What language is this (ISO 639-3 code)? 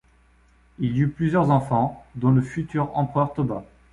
fra